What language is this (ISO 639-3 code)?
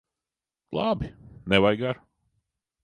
lav